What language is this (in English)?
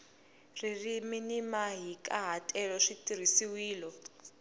Tsonga